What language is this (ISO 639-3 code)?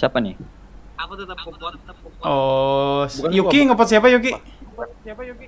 ind